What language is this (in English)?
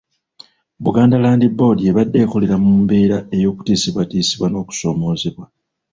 Ganda